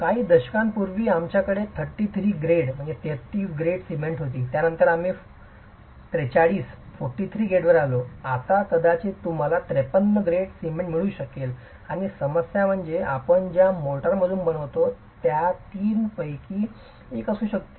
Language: Marathi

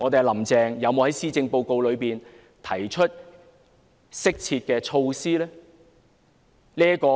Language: Cantonese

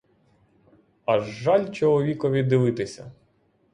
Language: Ukrainian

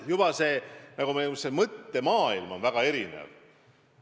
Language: Estonian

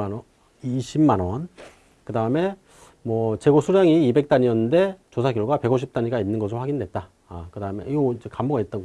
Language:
Korean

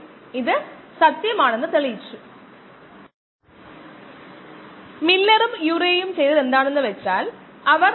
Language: Malayalam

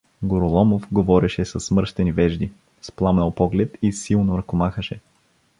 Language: Bulgarian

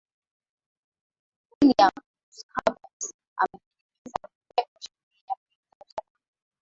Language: Swahili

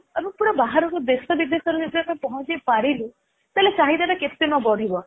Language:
Odia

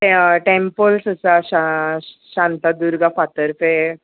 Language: Konkani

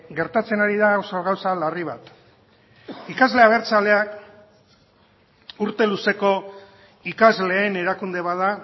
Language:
Basque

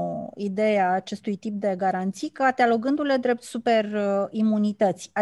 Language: Romanian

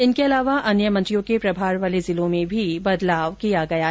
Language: Hindi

